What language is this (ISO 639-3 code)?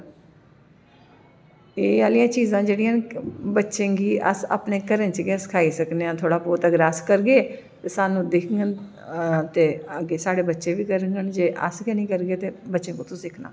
doi